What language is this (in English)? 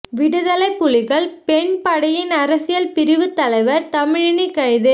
Tamil